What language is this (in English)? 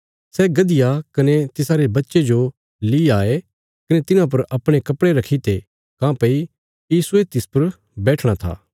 Bilaspuri